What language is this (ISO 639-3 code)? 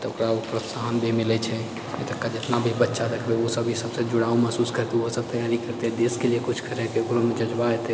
mai